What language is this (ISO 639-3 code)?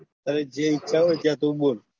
guj